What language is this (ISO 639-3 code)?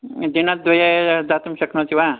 san